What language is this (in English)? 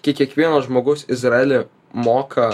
Lithuanian